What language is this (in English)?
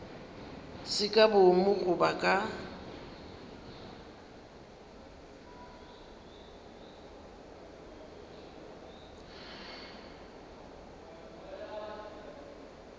Northern Sotho